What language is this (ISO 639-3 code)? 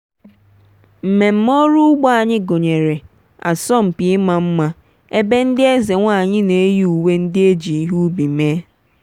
ibo